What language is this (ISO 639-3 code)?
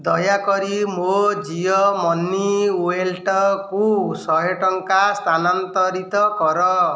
ori